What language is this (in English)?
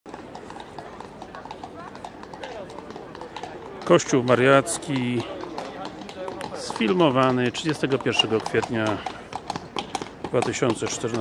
Polish